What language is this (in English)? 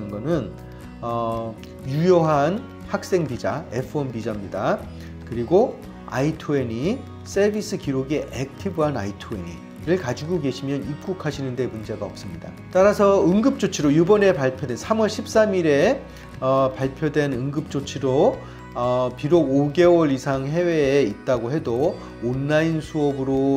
Korean